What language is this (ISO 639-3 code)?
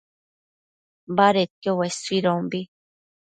mcf